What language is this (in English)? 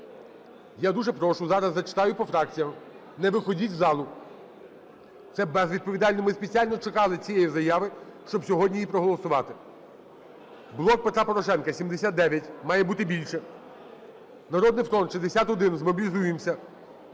Ukrainian